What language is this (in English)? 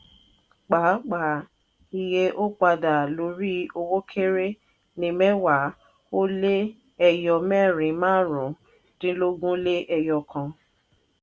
Yoruba